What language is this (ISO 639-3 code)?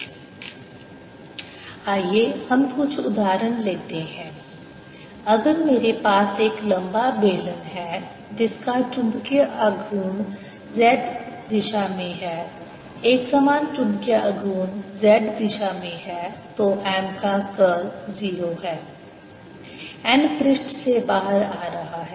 hin